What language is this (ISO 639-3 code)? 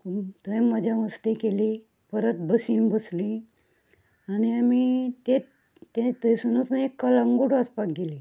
kok